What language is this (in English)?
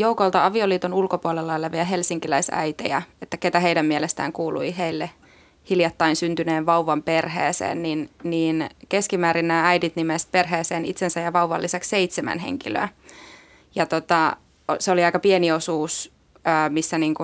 Finnish